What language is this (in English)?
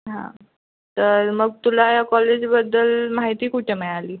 Marathi